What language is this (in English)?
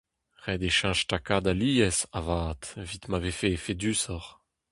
Breton